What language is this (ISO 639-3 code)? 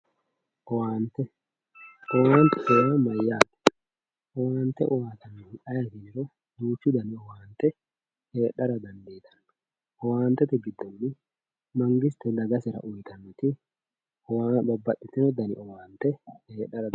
sid